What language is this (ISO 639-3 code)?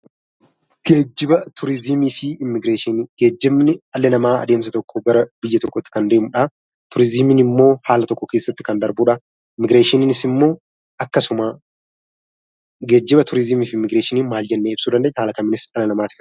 orm